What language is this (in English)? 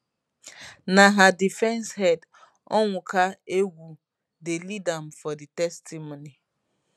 Nigerian Pidgin